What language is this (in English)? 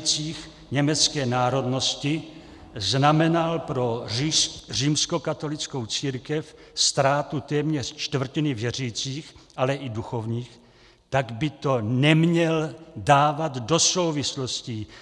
Czech